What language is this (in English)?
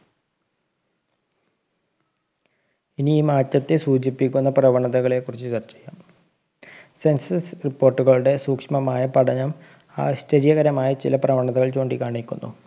Malayalam